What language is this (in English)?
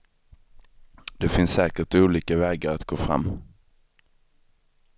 Swedish